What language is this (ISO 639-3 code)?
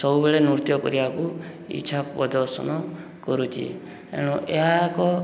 ori